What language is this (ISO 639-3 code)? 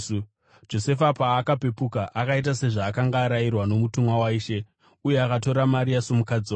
sna